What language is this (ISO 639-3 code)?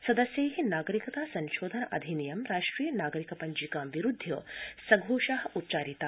san